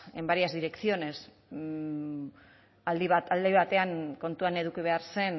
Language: Basque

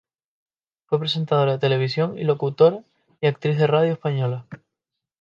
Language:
Spanish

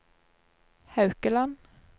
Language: Norwegian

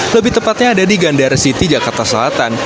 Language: Indonesian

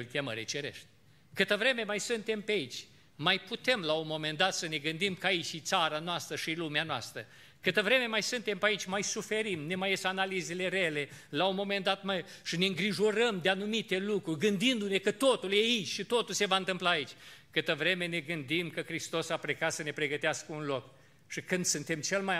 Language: Romanian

